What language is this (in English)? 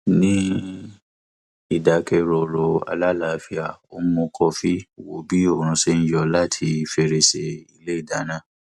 Yoruba